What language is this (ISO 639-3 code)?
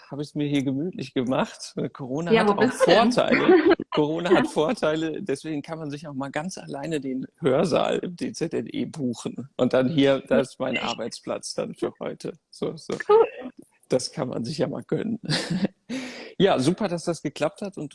deu